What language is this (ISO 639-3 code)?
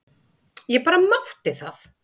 isl